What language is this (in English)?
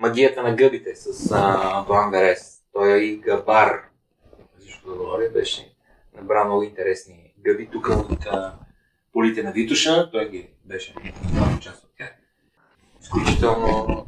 Bulgarian